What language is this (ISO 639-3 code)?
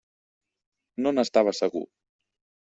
cat